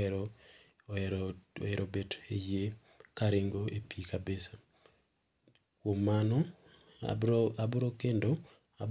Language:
Luo (Kenya and Tanzania)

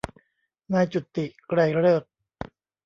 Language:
Thai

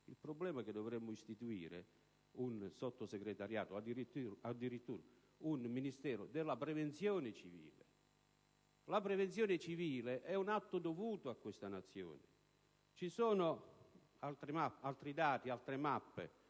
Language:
Italian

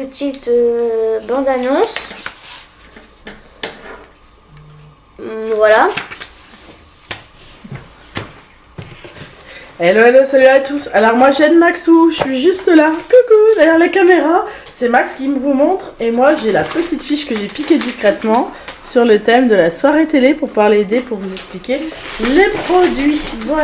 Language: French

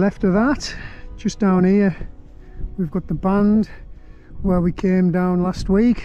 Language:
English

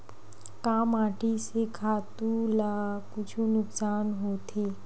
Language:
Chhattisgarhi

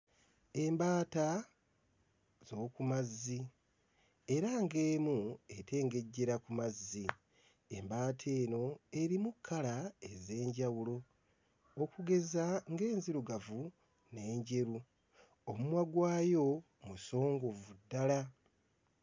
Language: Ganda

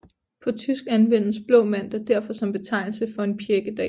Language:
Danish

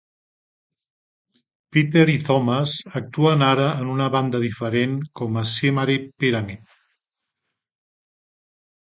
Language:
Catalan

